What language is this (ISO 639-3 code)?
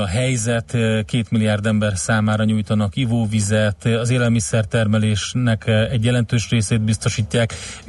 hun